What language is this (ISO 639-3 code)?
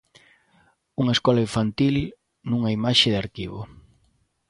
glg